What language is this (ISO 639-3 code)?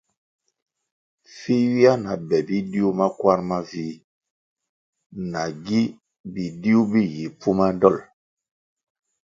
nmg